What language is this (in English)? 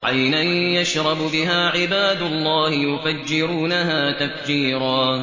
Arabic